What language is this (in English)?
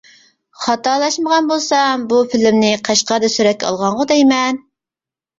Uyghur